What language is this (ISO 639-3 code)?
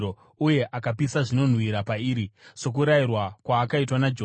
sna